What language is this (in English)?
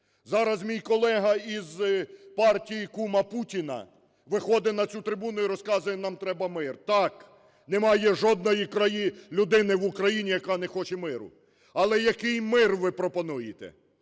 Ukrainian